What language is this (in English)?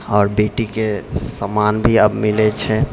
Maithili